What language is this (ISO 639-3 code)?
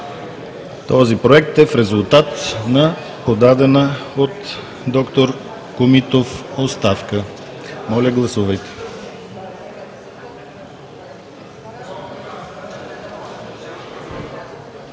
bul